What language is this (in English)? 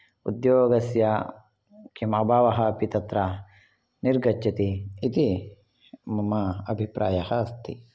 Sanskrit